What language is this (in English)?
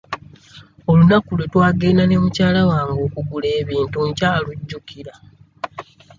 Ganda